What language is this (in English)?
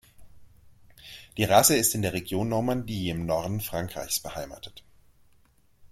German